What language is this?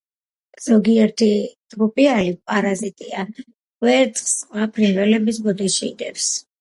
Georgian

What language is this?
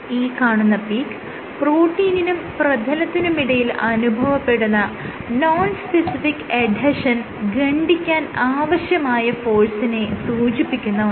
Malayalam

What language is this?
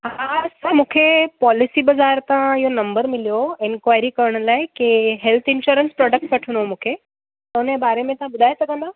Sindhi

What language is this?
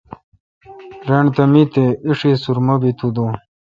Kalkoti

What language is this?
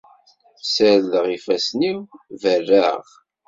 Kabyle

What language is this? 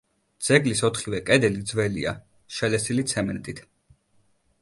Georgian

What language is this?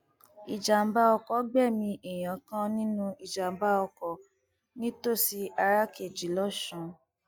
Yoruba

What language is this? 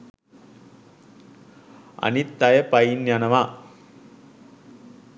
Sinhala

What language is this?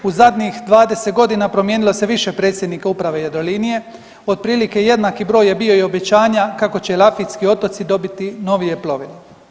Croatian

